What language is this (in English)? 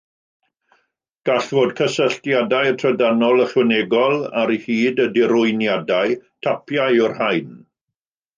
Welsh